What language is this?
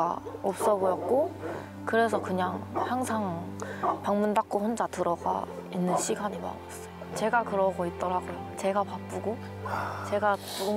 Korean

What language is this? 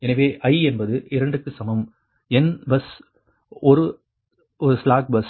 Tamil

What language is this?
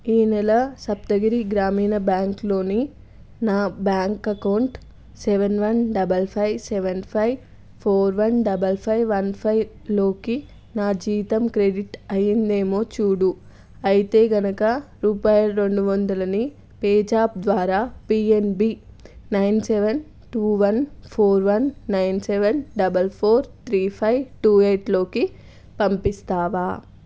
Telugu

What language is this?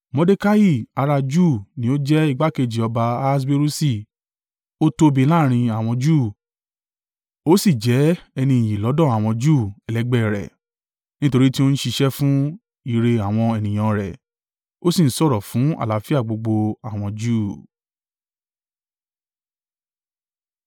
Yoruba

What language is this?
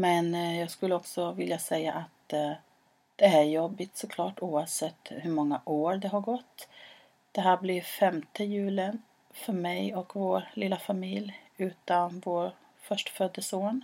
Swedish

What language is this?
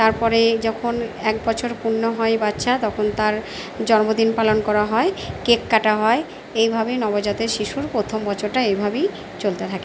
Bangla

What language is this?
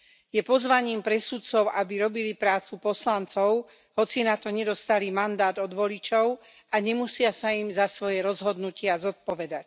Slovak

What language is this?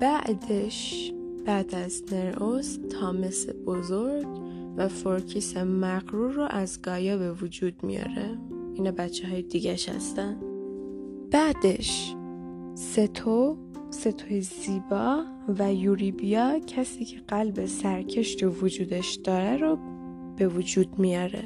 Persian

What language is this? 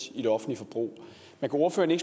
Danish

